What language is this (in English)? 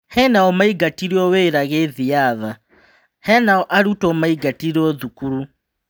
Kikuyu